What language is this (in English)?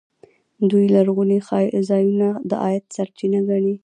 Pashto